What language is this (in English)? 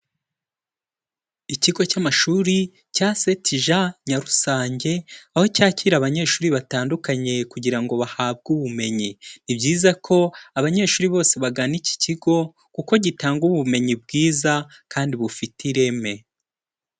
Kinyarwanda